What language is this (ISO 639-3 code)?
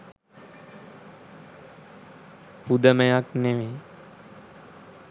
sin